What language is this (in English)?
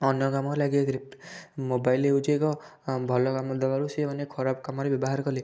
Odia